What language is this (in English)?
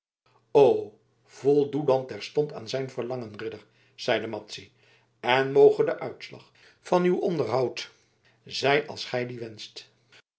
Dutch